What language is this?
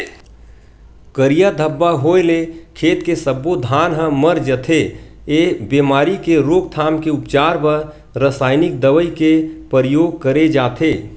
Chhattisgarhi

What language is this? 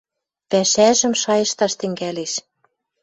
Western Mari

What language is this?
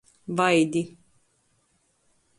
Latgalian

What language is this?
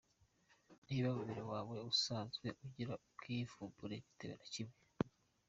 Kinyarwanda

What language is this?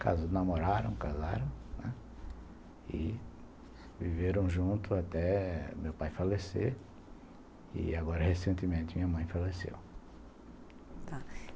Portuguese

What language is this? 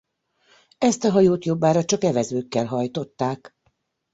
Hungarian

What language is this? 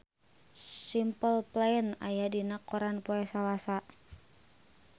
Sundanese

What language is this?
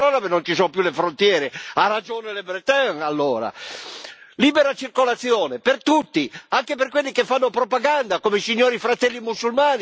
Italian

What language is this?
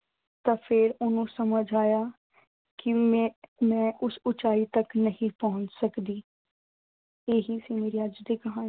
Punjabi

